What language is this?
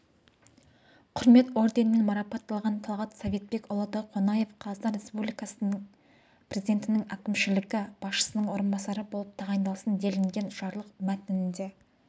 Kazakh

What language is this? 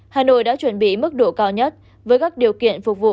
Vietnamese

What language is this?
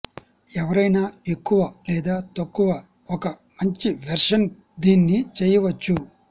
Telugu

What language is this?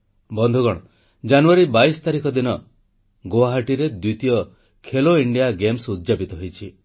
Odia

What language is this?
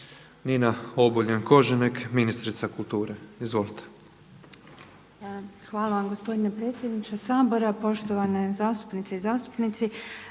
Croatian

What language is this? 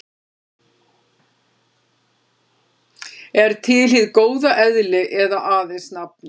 Icelandic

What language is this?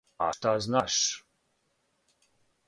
Serbian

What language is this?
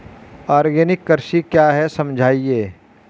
Hindi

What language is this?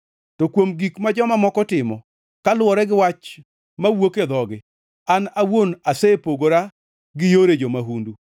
Luo (Kenya and Tanzania)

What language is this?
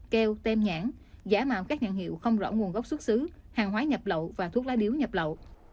Vietnamese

